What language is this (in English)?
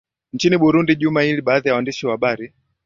Swahili